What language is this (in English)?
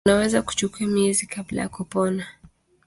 Swahili